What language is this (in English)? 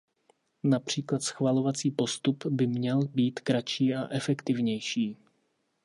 Czech